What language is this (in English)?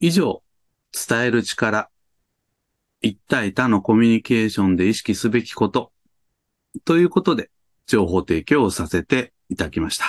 Japanese